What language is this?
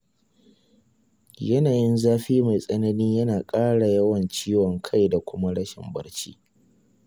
Hausa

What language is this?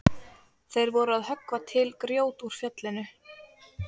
Icelandic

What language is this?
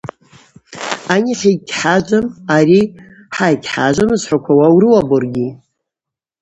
Abaza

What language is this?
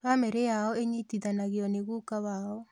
Kikuyu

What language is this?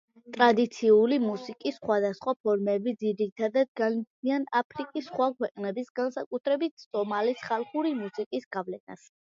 Georgian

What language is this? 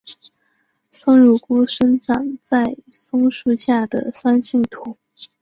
Chinese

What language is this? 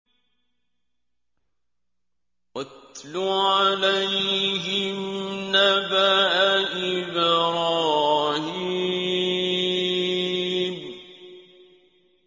Arabic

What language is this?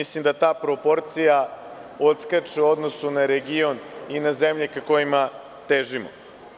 Serbian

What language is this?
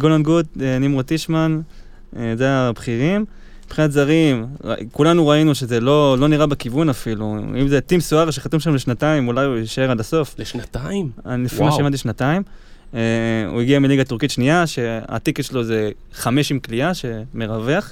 Hebrew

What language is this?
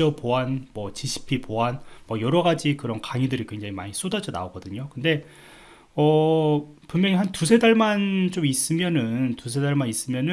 Korean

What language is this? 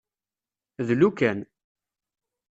Kabyle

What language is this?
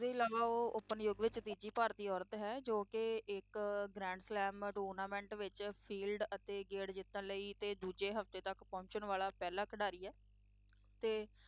Punjabi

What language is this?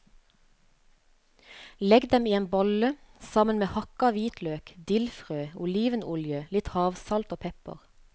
Norwegian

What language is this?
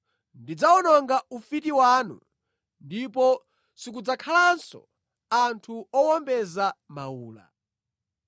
Nyanja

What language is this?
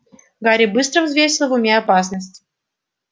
Russian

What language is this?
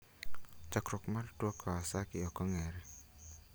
Luo (Kenya and Tanzania)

